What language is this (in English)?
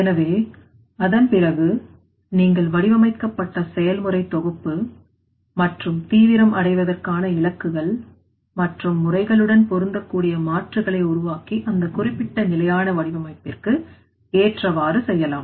Tamil